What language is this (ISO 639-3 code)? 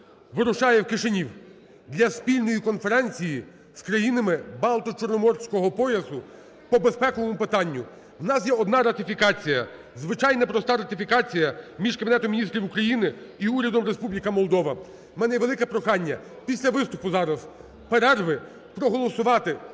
ukr